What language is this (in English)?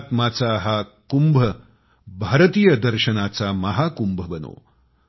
Marathi